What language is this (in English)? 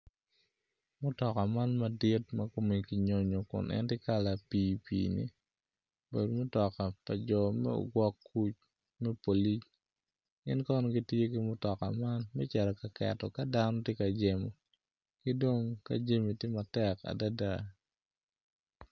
Acoli